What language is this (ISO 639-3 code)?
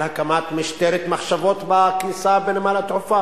heb